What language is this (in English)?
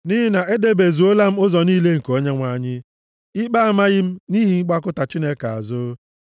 Igbo